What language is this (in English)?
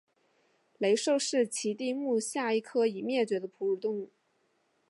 Chinese